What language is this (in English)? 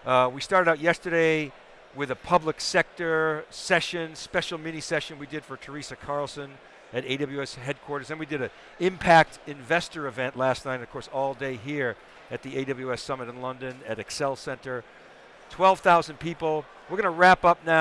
English